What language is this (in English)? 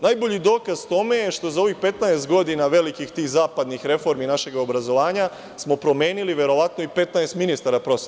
Serbian